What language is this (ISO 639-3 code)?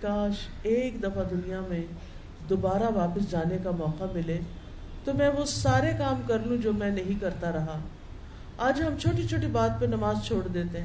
urd